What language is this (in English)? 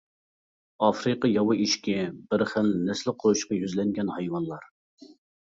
Uyghur